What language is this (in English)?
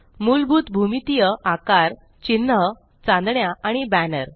Marathi